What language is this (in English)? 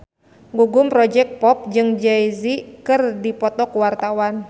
Sundanese